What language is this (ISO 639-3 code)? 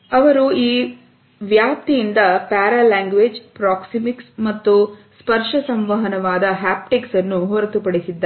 kan